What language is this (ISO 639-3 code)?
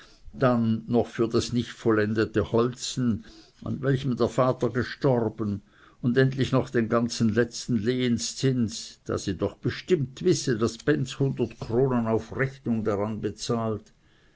deu